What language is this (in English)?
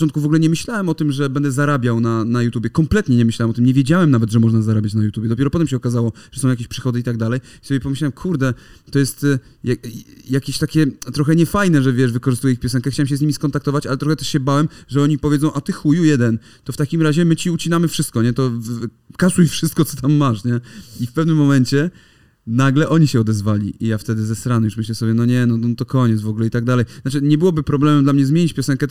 Polish